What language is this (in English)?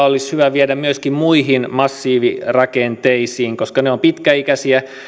Finnish